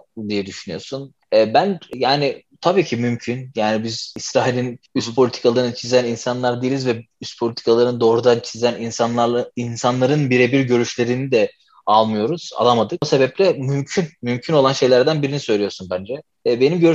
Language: Turkish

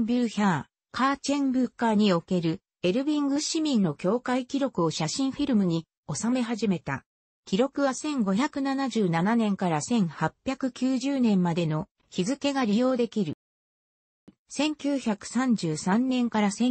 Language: Japanese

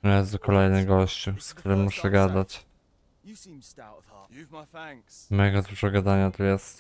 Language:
Polish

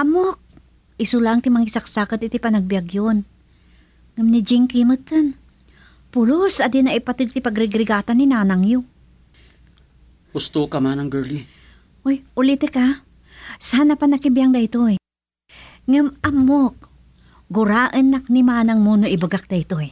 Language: Filipino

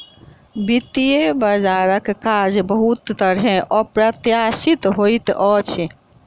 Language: Maithili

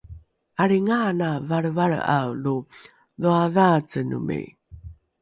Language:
Rukai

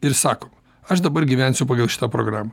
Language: Lithuanian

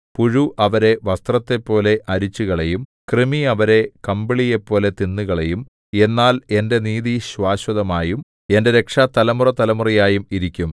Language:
Malayalam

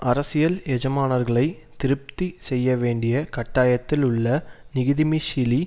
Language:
Tamil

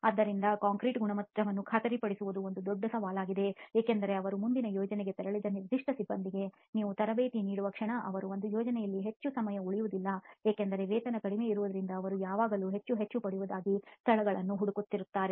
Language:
Kannada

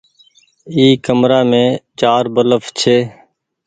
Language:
Goaria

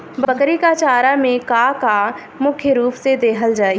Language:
Bhojpuri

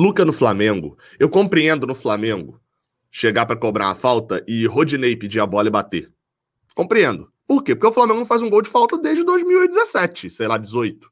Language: Portuguese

